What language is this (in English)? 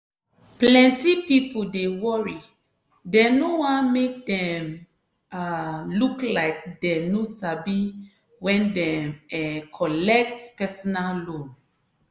Nigerian Pidgin